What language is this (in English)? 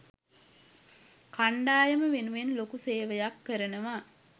Sinhala